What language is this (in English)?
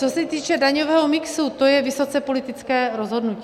Czech